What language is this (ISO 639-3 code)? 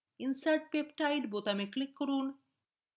ben